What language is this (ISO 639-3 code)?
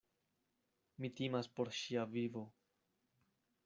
epo